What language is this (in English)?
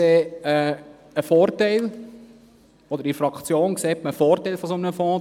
Swiss German